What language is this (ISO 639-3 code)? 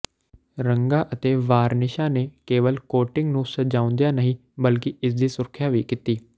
pan